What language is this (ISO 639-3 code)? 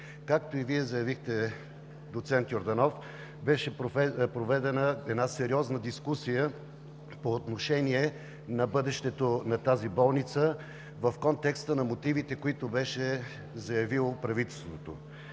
bul